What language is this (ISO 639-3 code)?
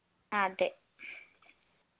mal